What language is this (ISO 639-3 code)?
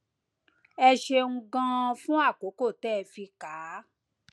yor